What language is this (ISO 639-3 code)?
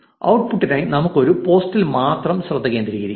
mal